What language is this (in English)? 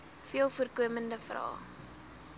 Afrikaans